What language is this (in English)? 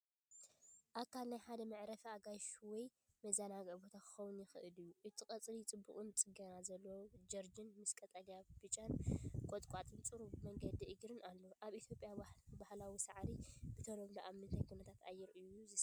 Tigrinya